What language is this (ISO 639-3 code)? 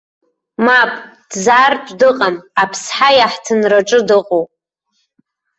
abk